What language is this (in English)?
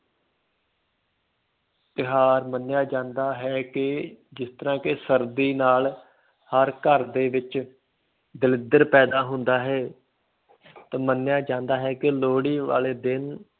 Punjabi